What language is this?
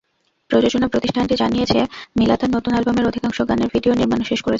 Bangla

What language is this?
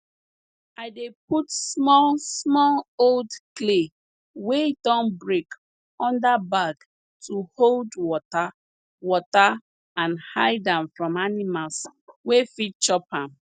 Nigerian Pidgin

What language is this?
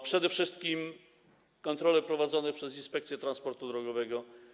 Polish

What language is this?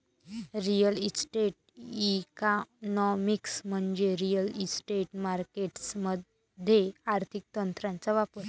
Marathi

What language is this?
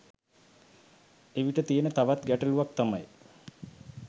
Sinhala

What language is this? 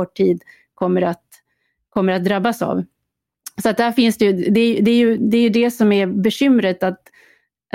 Swedish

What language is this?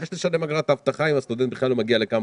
Hebrew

